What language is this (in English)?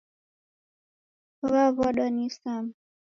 Taita